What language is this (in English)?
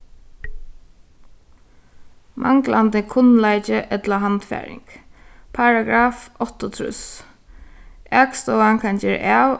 Faroese